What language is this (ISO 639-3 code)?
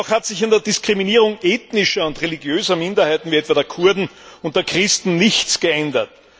deu